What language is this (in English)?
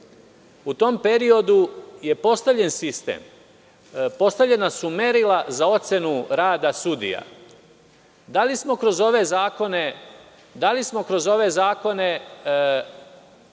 Serbian